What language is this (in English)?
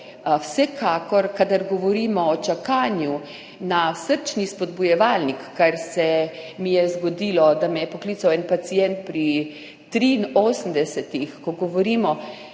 Slovenian